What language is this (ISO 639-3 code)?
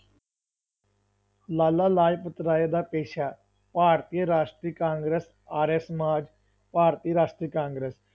pan